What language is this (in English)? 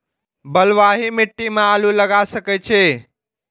Maithili